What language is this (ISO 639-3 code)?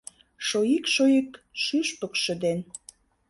chm